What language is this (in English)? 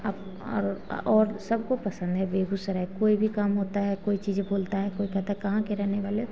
Hindi